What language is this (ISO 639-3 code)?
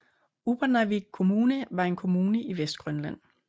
dan